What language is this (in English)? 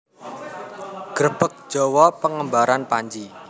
Javanese